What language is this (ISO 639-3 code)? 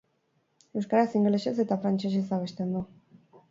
eus